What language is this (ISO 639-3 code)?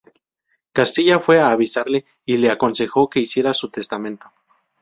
spa